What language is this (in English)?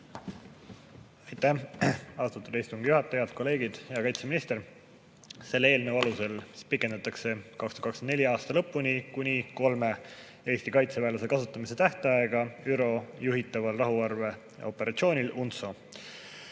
Estonian